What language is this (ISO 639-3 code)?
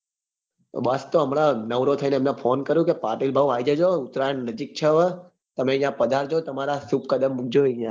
guj